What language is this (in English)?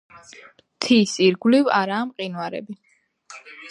Georgian